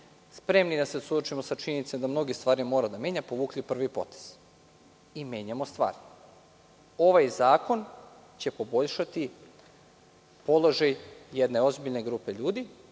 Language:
Serbian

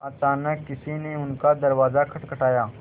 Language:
Hindi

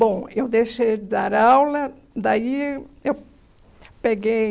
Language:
Portuguese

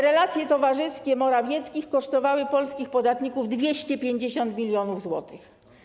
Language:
Polish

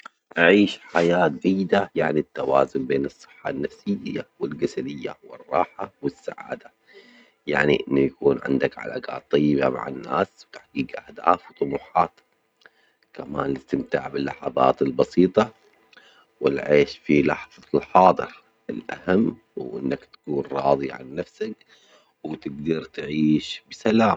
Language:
Omani Arabic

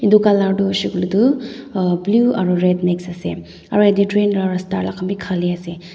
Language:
Naga Pidgin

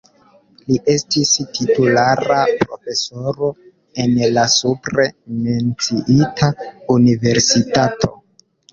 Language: Esperanto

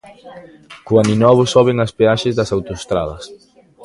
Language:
Galician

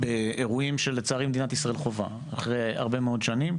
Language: Hebrew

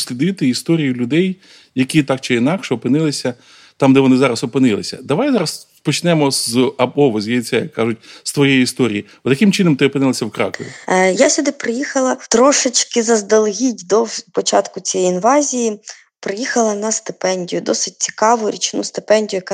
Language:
Ukrainian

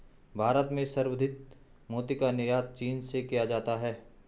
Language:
Hindi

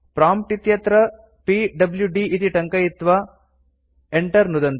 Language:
Sanskrit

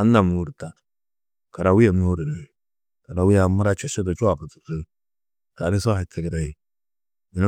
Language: Tedaga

